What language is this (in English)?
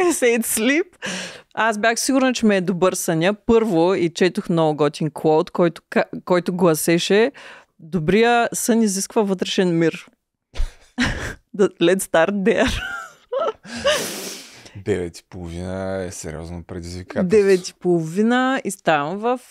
Bulgarian